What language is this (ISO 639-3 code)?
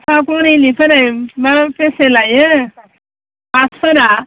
brx